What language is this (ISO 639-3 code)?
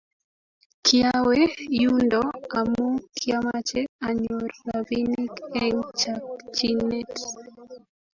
kln